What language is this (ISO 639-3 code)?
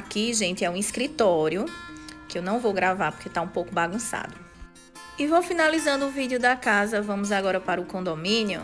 por